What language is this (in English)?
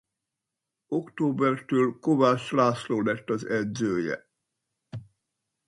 Hungarian